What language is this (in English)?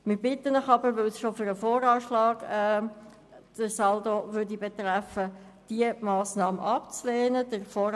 Swiss German